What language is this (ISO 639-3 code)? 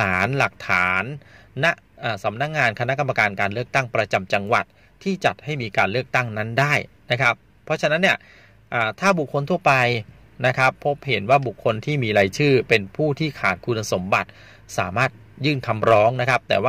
tha